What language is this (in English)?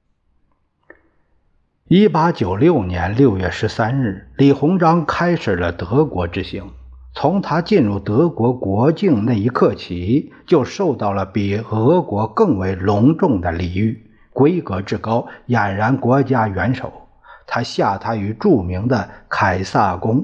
Chinese